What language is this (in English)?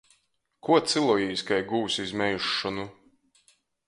Latgalian